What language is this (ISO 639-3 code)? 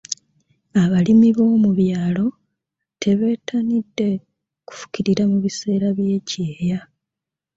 lug